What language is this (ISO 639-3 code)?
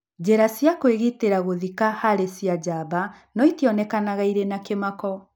kik